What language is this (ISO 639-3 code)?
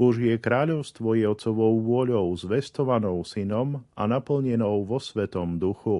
slk